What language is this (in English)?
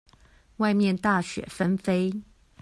Chinese